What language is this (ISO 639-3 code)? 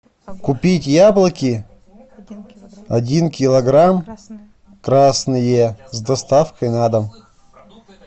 rus